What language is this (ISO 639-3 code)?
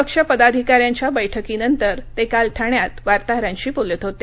mar